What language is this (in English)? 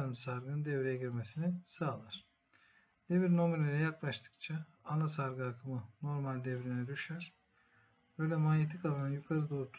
Turkish